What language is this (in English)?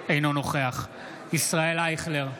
Hebrew